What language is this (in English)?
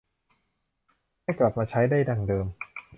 Thai